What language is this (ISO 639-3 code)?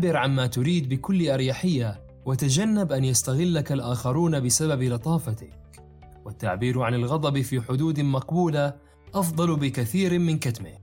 ara